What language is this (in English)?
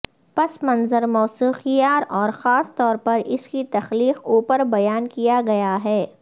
Urdu